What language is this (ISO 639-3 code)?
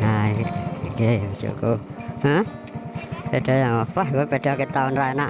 ind